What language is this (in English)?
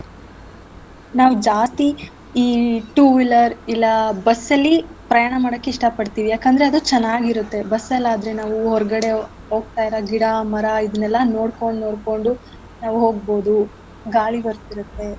Kannada